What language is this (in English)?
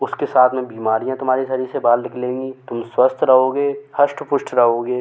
Hindi